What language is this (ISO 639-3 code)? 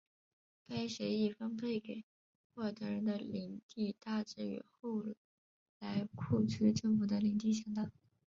zho